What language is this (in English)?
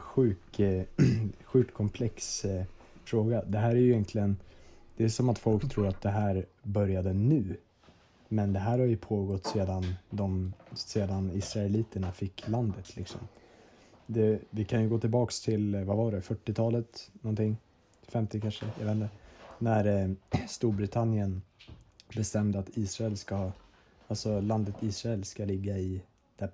Swedish